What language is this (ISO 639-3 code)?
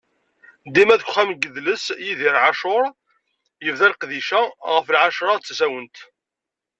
kab